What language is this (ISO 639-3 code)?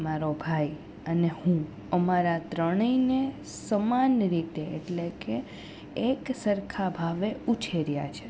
guj